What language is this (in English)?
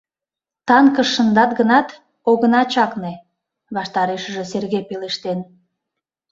Mari